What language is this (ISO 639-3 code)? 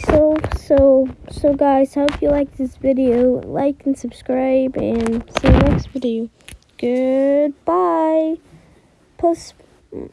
eng